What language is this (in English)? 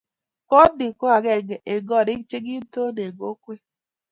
Kalenjin